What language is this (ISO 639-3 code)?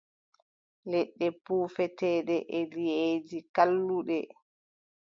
fub